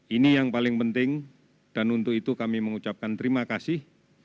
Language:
Indonesian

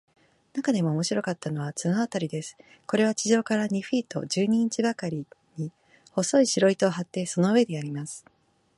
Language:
Japanese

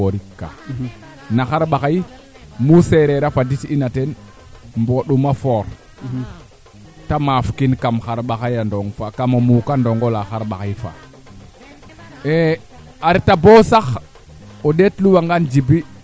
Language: Serer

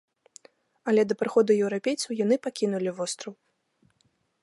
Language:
Belarusian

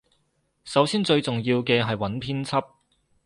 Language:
Cantonese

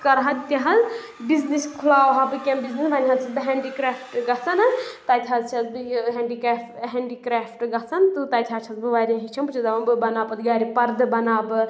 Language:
Kashmiri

